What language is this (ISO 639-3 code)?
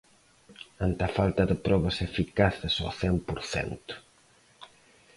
glg